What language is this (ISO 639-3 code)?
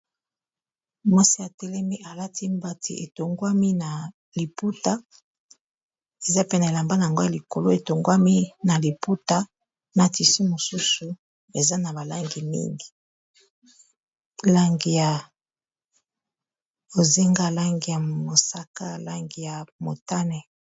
lin